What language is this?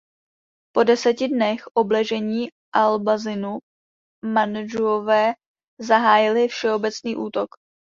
Czech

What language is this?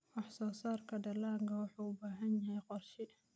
Somali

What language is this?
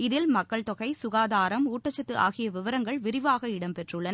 Tamil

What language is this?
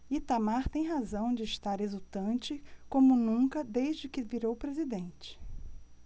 Portuguese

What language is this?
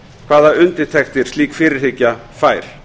Icelandic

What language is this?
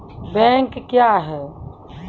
Maithili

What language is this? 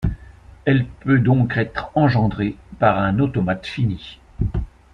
French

